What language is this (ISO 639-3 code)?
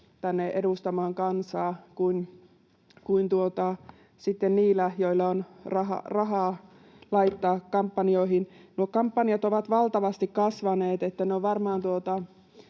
fin